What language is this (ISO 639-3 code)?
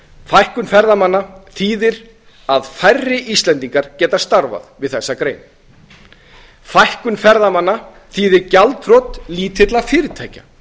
isl